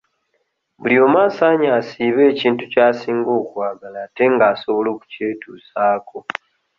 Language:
Ganda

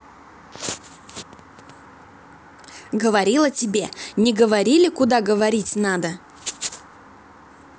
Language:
Russian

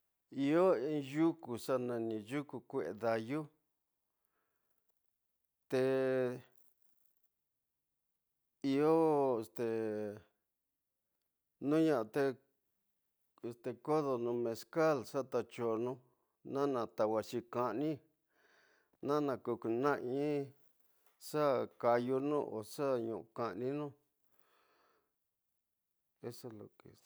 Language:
Tidaá Mixtec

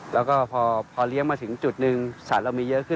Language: Thai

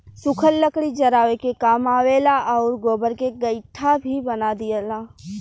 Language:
Bhojpuri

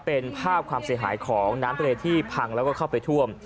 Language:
Thai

